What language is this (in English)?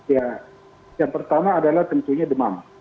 Indonesian